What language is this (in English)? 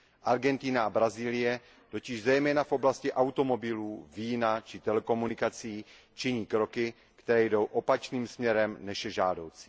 Czech